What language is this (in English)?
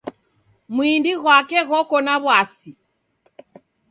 Taita